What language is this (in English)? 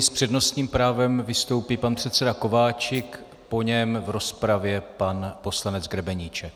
Czech